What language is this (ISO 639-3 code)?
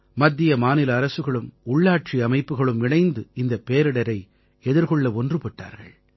tam